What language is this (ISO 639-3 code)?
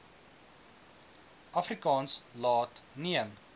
afr